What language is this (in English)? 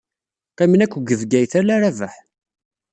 Kabyle